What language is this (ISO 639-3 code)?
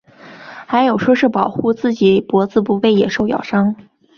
zho